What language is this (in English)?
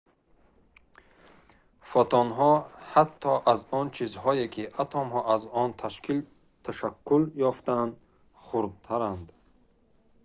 Tajik